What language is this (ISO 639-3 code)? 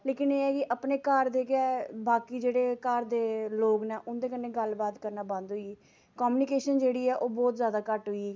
doi